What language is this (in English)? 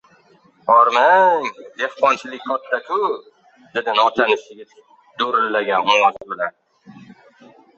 Uzbek